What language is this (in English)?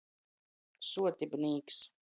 Latgalian